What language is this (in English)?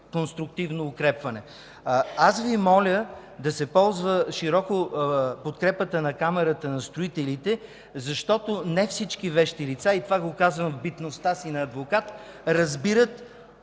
Bulgarian